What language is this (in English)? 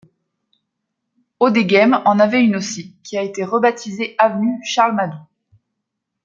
French